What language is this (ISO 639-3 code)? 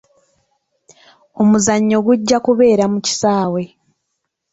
lug